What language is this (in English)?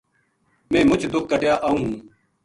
Gujari